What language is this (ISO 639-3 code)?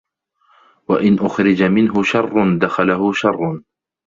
ara